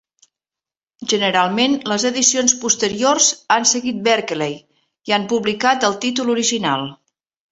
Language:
Catalan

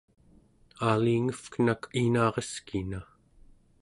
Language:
Central Yupik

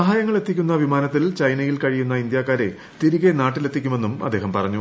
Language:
Malayalam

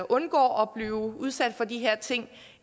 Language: Danish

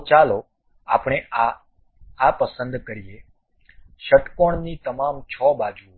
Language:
Gujarati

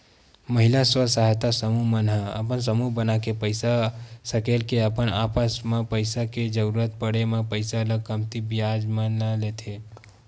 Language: Chhattisgarhi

